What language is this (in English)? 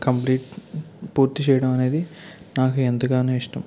Telugu